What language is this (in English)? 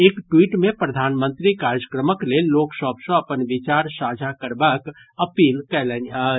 Maithili